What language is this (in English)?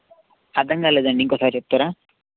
Telugu